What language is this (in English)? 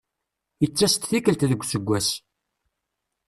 Kabyle